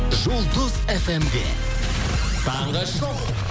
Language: Kazakh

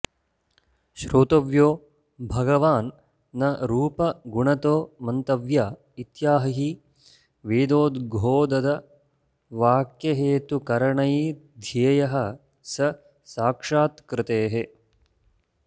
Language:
Sanskrit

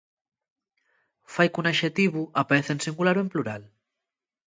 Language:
Asturian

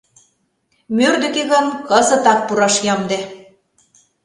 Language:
Mari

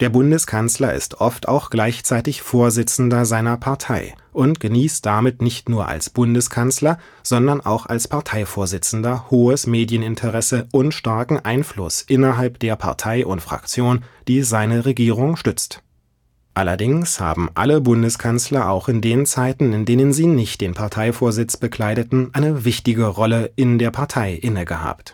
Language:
German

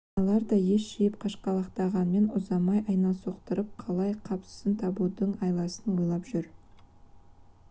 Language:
Kazakh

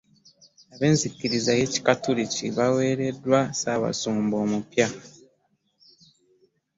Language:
Ganda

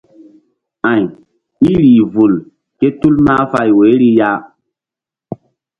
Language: Mbum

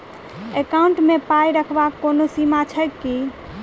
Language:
Maithili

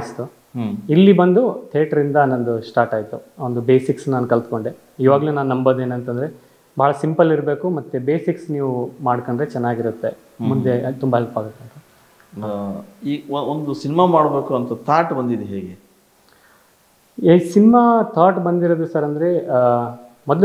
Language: Kannada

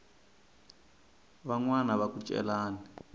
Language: Tsonga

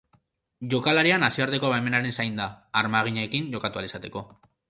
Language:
Basque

